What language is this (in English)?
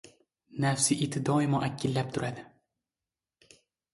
Uzbek